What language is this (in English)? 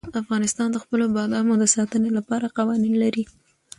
Pashto